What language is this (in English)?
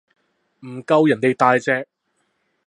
Cantonese